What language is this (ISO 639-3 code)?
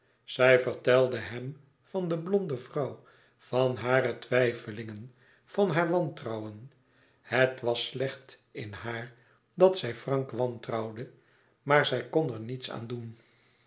nld